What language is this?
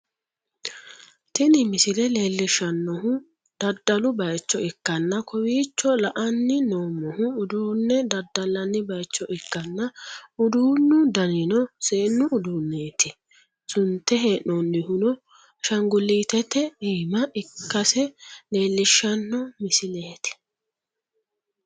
Sidamo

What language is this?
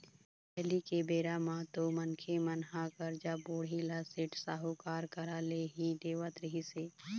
Chhattisgarhi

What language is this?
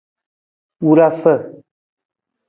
Nawdm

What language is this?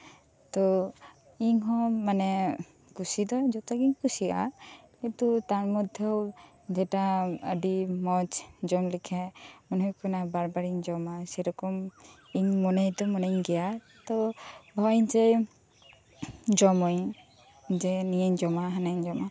Santali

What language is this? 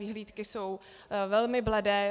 Czech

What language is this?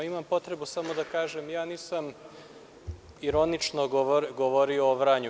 Serbian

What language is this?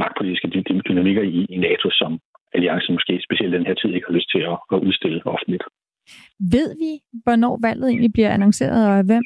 Danish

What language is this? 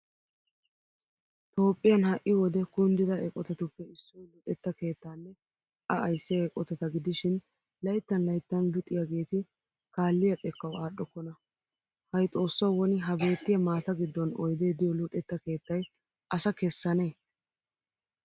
Wolaytta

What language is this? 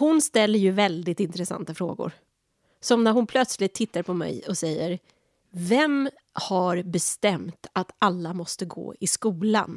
Swedish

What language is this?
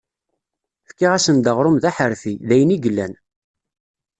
Kabyle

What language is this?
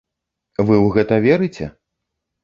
Belarusian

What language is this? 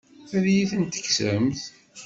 Kabyle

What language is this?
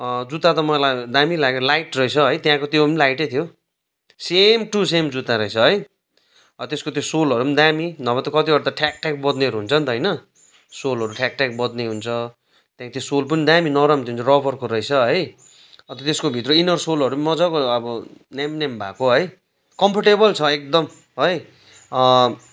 Nepali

